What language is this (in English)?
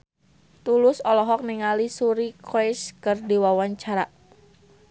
Sundanese